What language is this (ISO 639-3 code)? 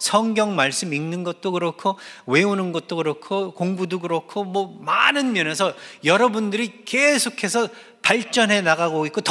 kor